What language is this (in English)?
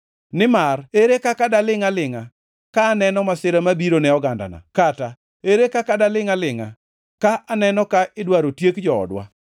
Luo (Kenya and Tanzania)